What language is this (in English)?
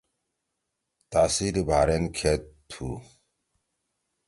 Torwali